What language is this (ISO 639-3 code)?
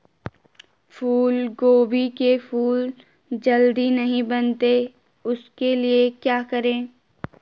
hin